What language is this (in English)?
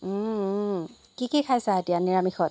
Assamese